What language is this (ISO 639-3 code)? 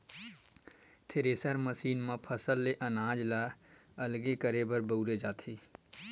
hne